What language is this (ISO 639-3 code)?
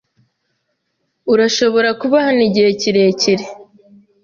kin